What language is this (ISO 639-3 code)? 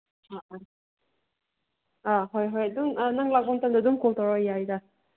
mni